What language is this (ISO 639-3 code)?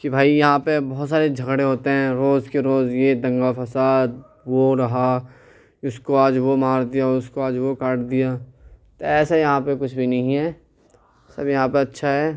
urd